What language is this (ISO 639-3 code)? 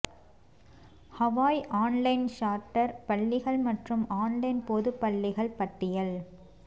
tam